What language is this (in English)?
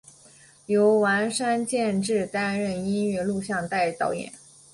Chinese